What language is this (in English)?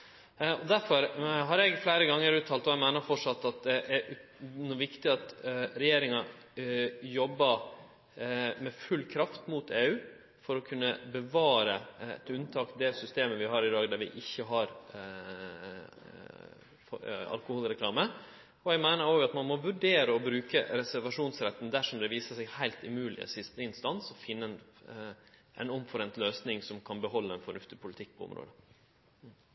Norwegian Nynorsk